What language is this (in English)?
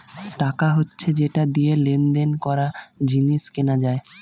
Bangla